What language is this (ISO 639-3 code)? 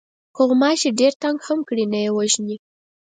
pus